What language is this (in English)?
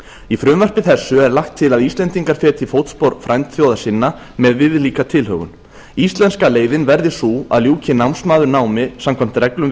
Icelandic